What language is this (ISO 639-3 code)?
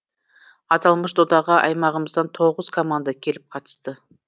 kaz